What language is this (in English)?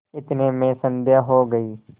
Hindi